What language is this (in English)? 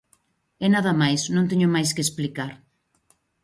Galician